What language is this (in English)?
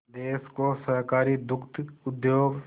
Hindi